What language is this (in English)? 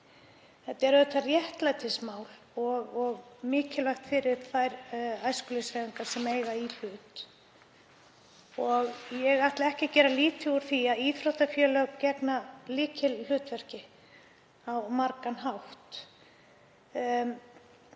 Icelandic